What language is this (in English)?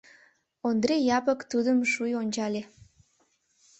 Mari